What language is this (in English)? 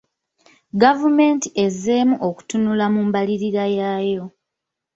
Ganda